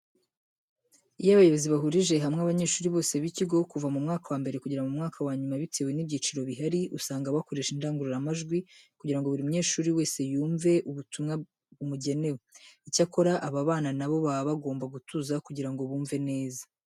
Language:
Kinyarwanda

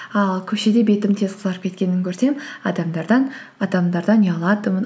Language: Kazakh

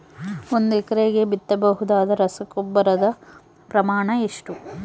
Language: Kannada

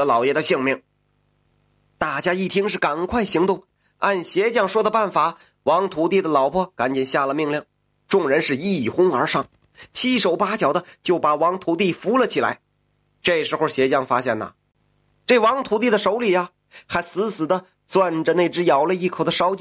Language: Chinese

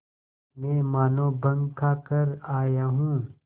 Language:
Hindi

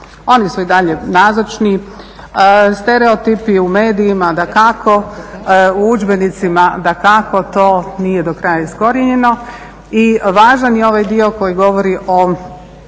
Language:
Croatian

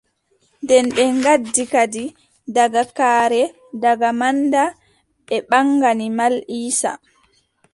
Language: Adamawa Fulfulde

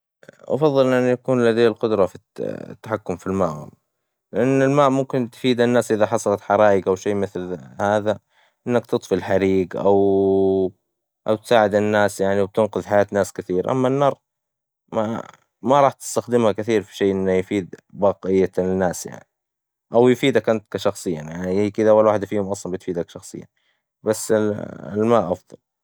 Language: Hijazi Arabic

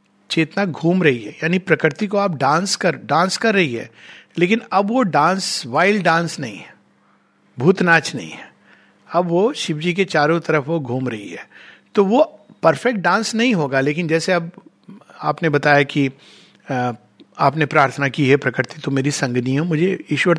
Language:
Hindi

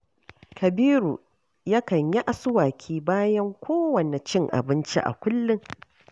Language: Hausa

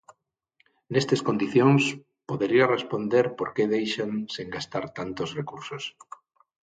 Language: Galician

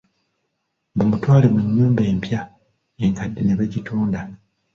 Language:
Ganda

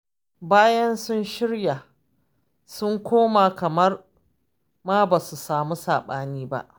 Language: Hausa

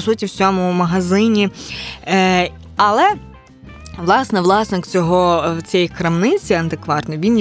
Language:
Ukrainian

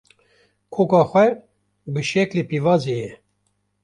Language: Kurdish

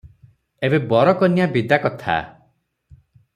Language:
Odia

